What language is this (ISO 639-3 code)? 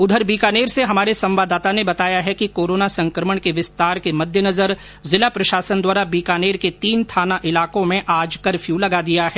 hin